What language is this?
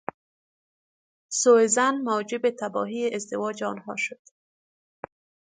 Persian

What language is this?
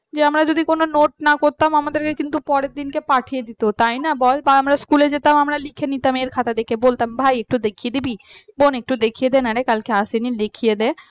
Bangla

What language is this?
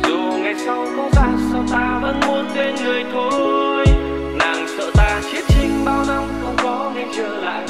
Vietnamese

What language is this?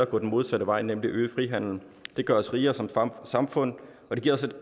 Danish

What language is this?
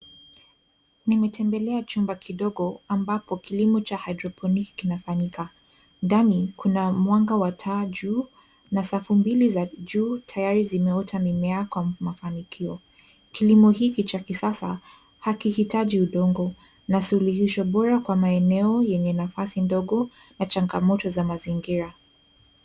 Swahili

